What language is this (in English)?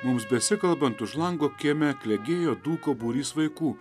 Lithuanian